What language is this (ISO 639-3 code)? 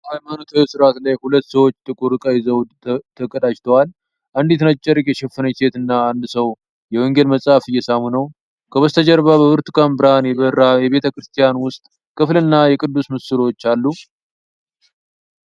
amh